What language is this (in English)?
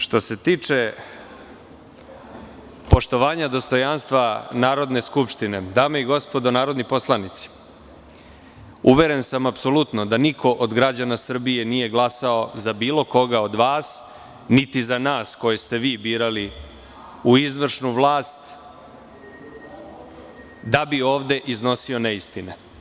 Serbian